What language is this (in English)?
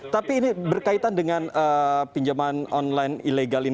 Indonesian